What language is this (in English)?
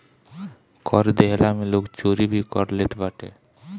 Bhojpuri